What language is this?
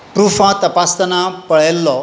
Konkani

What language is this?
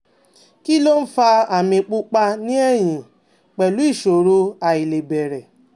Yoruba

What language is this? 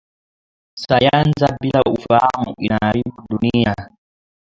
Swahili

